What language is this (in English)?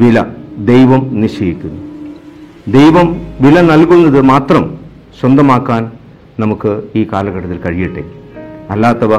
Malayalam